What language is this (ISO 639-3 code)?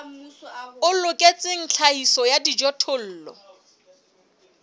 sot